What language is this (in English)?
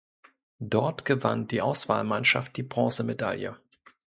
German